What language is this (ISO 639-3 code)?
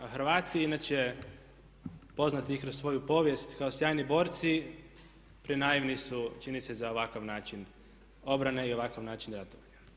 hrv